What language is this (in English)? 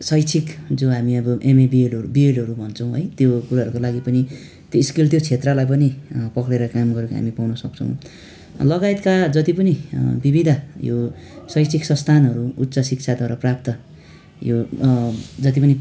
Nepali